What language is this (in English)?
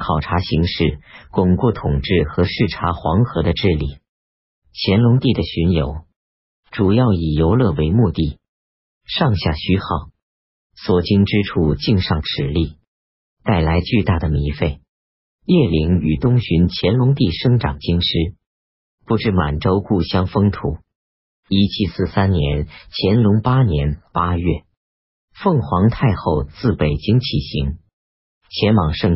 Chinese